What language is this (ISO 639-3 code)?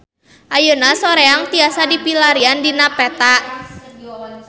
sun